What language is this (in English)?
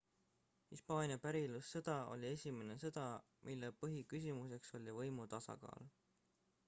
Estonian